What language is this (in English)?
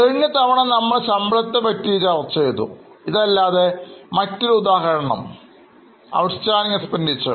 Malayalam